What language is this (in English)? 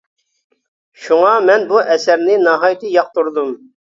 Uyghur